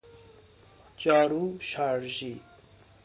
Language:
Persian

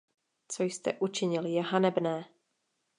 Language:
Czech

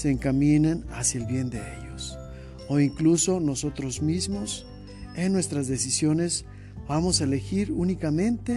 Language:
Spanish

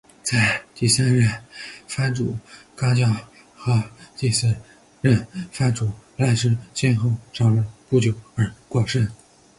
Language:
Chinese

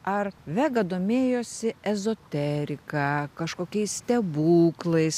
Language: Lithuanian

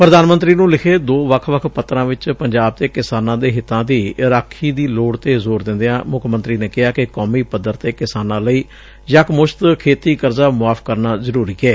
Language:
Punjabi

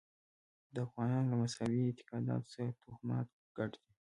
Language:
Pashto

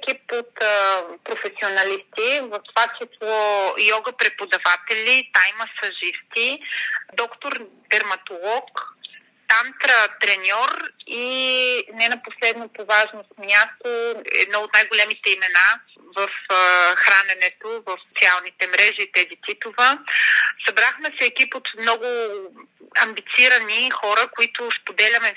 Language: Bulgarian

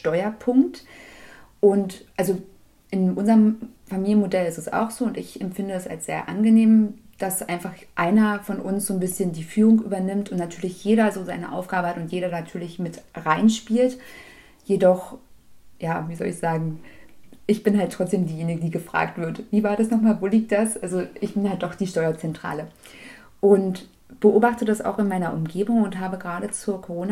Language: German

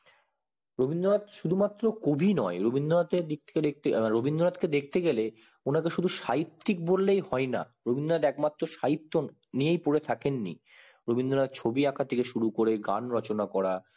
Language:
Bangla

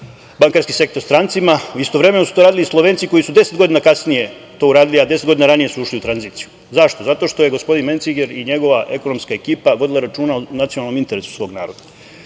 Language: Serbian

